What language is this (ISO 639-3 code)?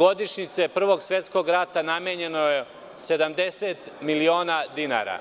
srp